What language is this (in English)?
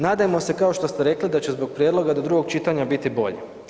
Croatian